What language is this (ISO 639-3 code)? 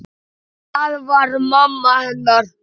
isl